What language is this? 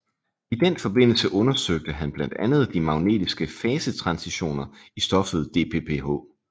Danish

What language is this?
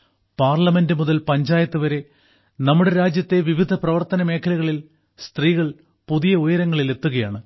Malayalam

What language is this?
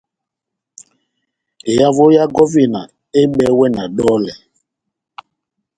Batanga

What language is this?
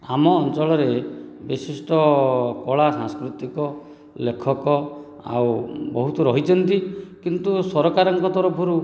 Odia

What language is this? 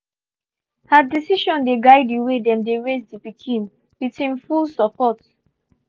Nigerian Pidgin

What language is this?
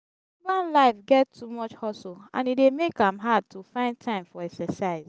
Nigerian Pidgin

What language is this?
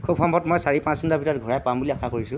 Assamese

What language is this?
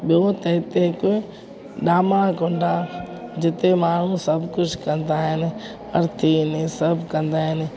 Sindhi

